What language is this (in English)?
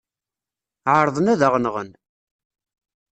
Kabyle